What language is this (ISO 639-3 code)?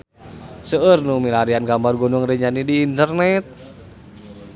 sun